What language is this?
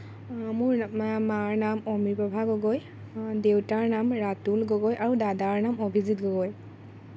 Assamese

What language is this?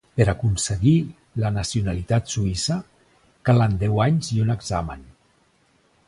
Catalan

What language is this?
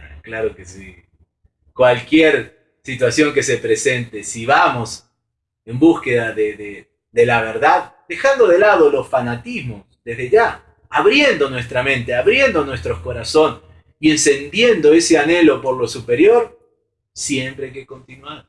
Spanish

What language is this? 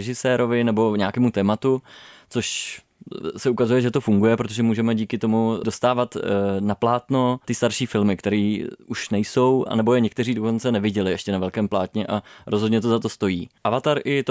Czech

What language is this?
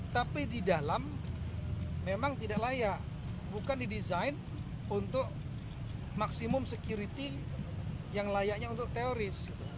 Indonesian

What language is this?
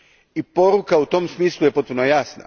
Croatian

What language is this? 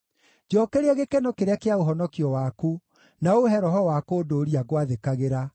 Kikuyu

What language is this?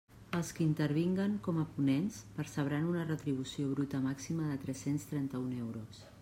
Catalan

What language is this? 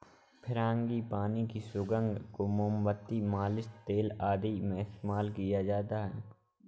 Hindi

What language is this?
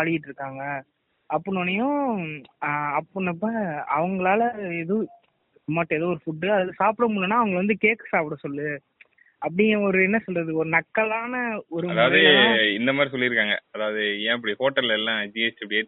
Tamil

